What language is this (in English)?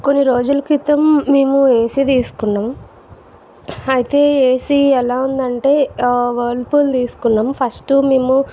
Telugu